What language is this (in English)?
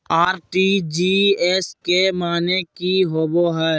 Magahi